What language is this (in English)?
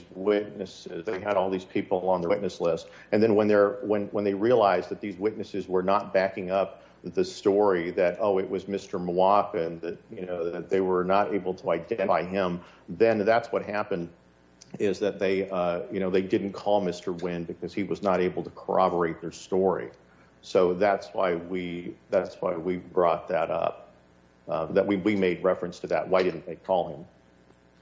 English